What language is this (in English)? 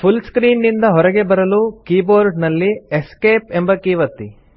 Kannada